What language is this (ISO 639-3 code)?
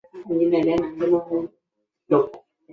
zho